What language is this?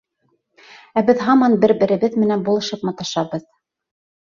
Bashkir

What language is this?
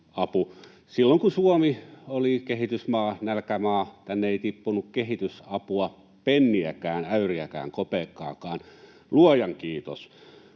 Finnish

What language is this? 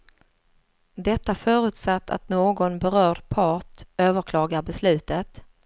Swedish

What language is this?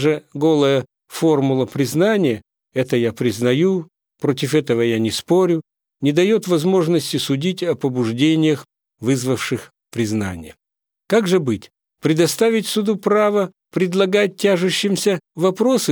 Russian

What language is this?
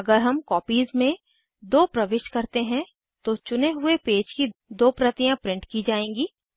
Hindi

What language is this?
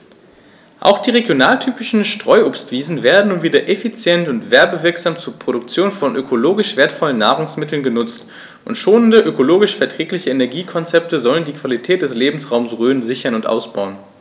German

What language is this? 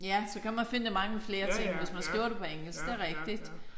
Danish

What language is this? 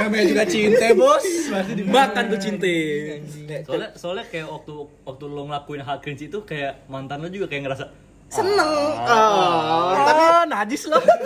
Indonesian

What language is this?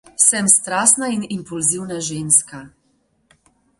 Slovenian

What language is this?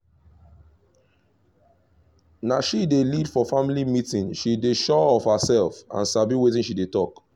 Nigerian Pidgin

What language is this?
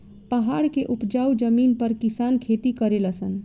Bhojpuri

